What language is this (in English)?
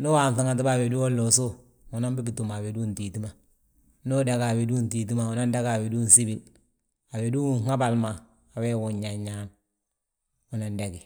Balanta-Ganja